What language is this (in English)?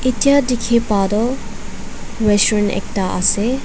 Naga Pidgin